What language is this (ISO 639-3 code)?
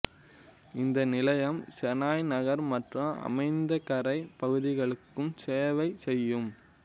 tam